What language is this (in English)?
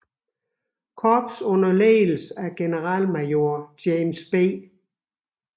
Danish